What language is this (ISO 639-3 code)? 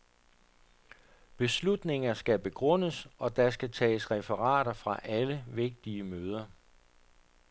dan